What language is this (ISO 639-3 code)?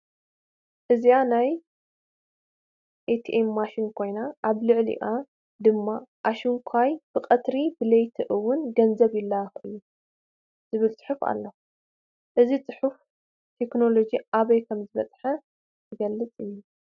tir